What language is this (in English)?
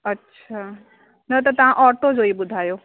Sindhi